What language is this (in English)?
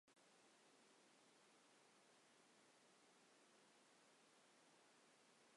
Kurdish